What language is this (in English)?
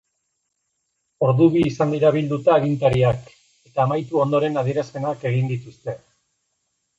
Basque